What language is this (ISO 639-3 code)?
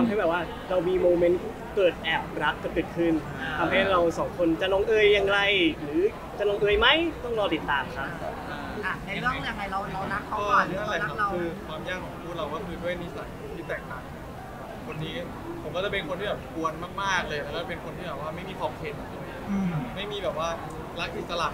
tha